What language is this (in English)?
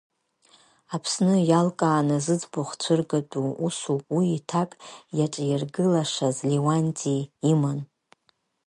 Abkhazian